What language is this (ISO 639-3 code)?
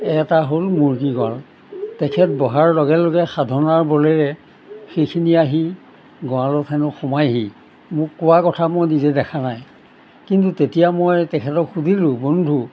asm